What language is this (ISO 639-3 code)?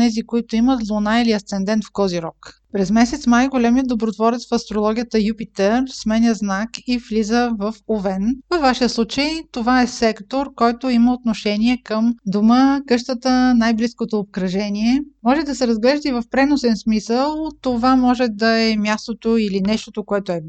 bul